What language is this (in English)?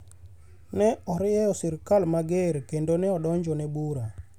Luo (Kenya and Tanzania)